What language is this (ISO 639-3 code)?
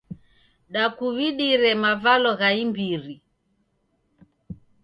dav